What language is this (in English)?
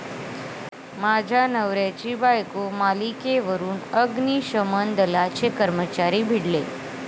Marathi